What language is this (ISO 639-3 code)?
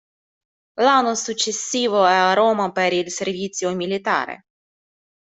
ita